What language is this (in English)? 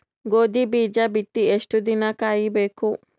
Kannada